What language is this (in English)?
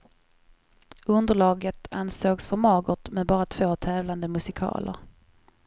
Swedish